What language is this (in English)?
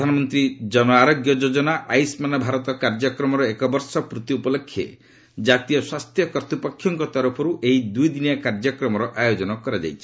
Odia